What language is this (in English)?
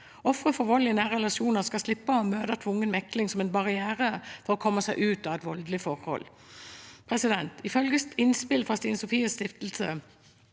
Norwegian